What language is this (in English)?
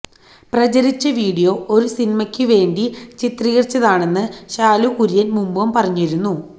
Malayalam